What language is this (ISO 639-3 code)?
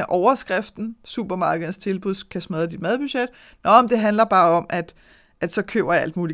dan